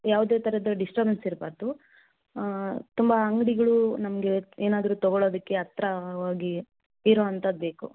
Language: Kannada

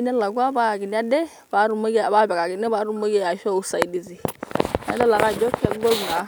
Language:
Masai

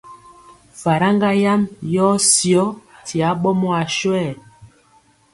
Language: Mpiemo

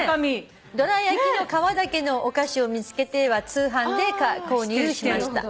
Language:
Japanese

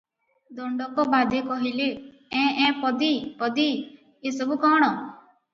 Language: Odia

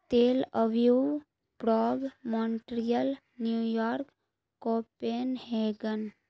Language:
Urdu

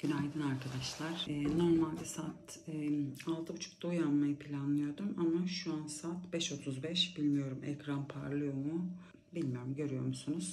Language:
Turkish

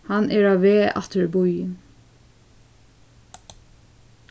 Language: Faroese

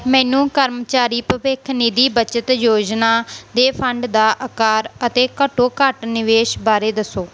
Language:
Punjabi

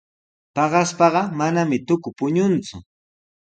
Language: Sihuas Ancash Quechua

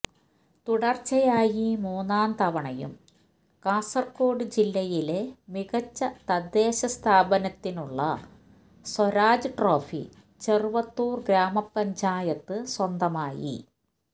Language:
Malayalam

